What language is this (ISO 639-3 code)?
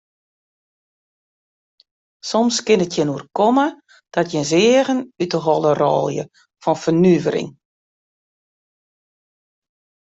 fry